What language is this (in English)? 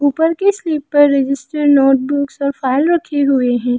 Hindi